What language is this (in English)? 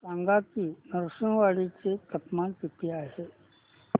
Marathi